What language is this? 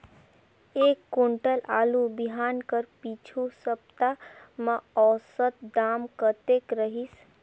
Chhattisgarhi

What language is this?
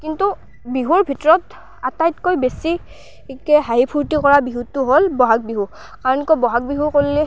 Assamese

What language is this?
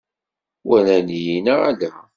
Kabyle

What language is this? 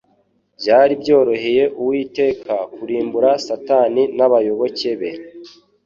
Kinyarwanda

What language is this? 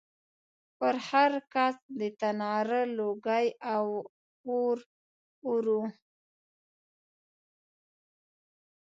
Pashto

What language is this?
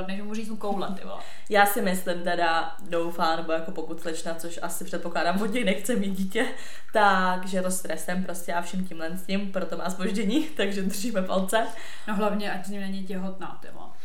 Czech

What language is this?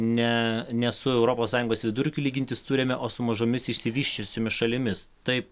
Lithuanian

